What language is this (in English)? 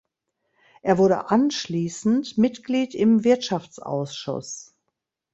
German